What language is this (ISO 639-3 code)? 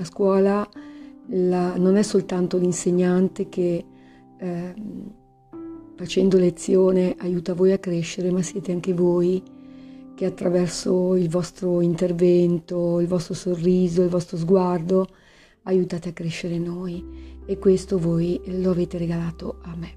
ita